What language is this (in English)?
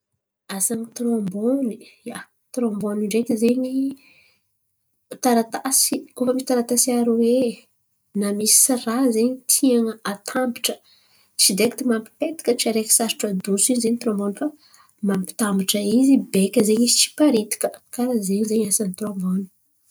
Antankarana Malagasy